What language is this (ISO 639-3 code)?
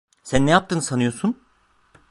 tur